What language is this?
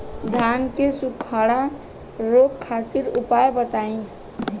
Bhojpuri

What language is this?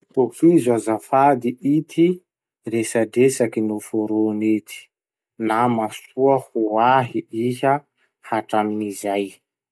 Masikoro Malagasy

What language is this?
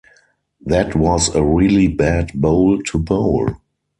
English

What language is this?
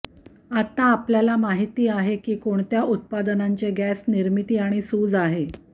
Marathi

